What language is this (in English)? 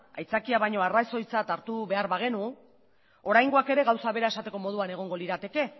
Basque